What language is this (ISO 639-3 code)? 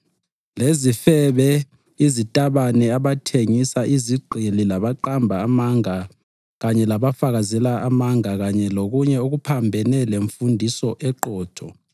nde